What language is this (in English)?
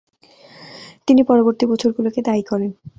Bangla